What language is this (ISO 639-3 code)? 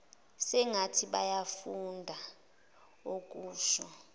zul